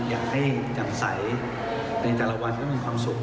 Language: Thai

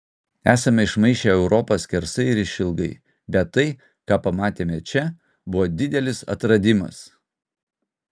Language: Lithuanian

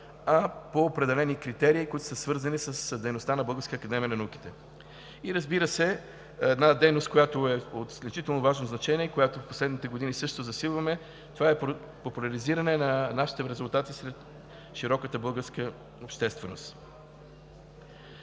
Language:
Bulgarian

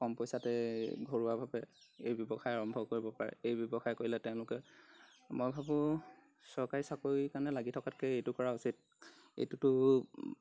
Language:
Assamese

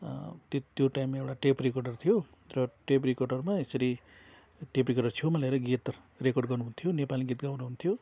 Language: Nepali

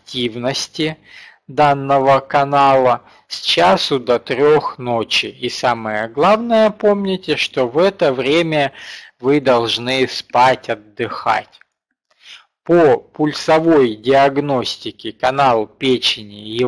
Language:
Russian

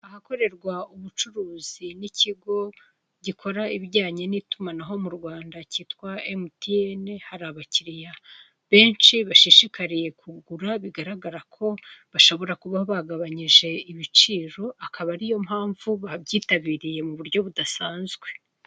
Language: Kinyarwanda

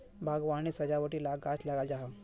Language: Magahi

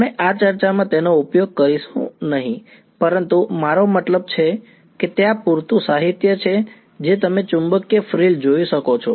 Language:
Gujarati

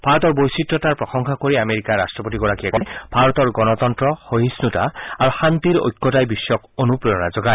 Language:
Assamese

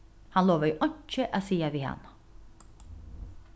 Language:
Faroese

